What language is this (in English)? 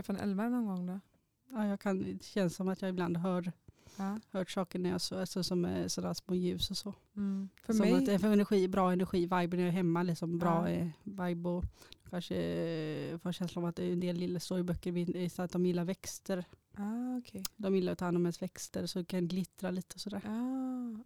Swedish